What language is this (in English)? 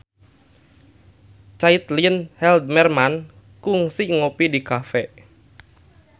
Sundanese